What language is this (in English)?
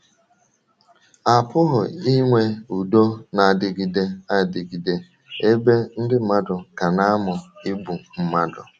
Igbo